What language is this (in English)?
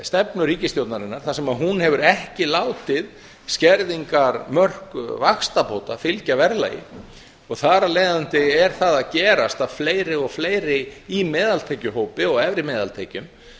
Icelandic